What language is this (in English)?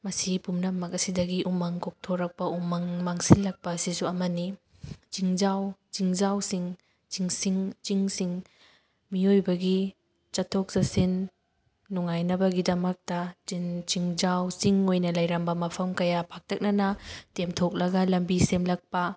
Manipuri